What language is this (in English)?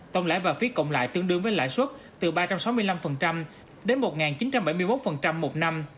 Vietnamese